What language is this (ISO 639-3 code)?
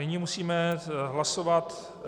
ces